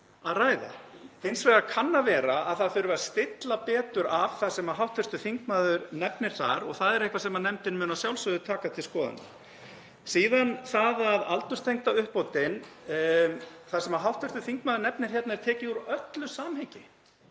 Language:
Icelandic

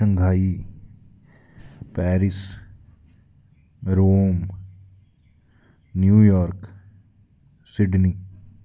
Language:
Dogri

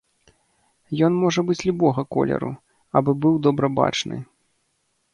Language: Belarusian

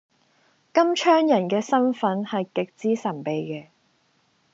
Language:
Cantonese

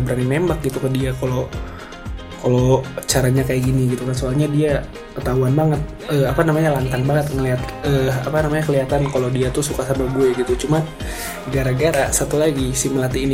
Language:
Indonesian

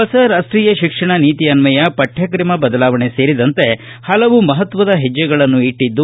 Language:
Kannada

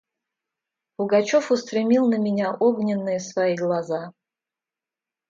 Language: Russian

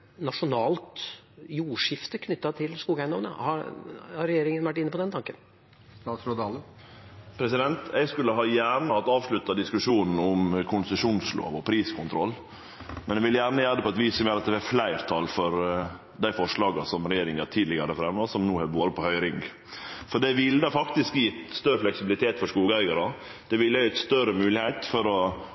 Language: Norwegian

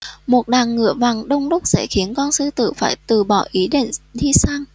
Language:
Vietnamese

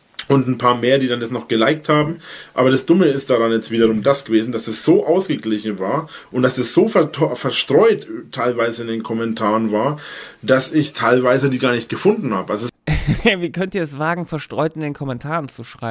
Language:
German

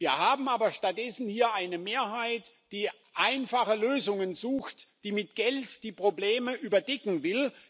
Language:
German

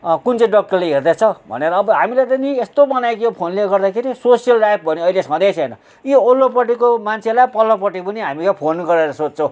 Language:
Nepali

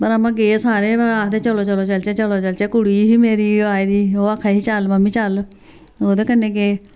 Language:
Dogri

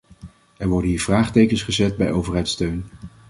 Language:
Dutch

